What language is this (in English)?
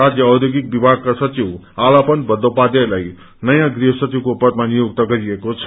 Nepali